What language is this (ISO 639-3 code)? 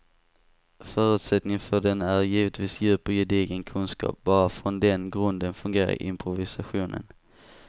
swe